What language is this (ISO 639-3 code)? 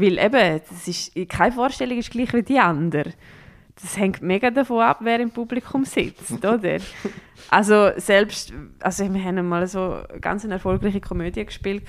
deu